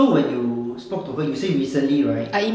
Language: English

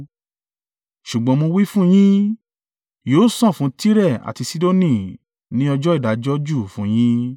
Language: Yoruba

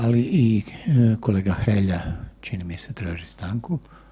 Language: Croatian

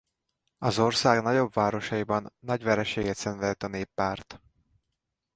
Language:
Hungarian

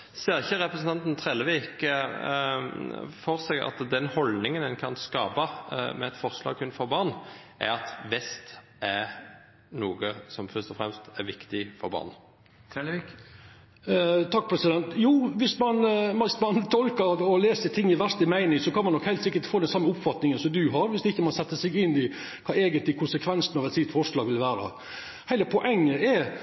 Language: Norwegian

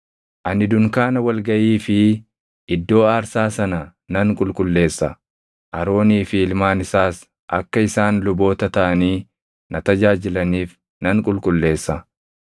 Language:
Oromo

